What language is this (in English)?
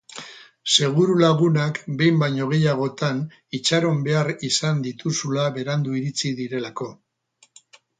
Basque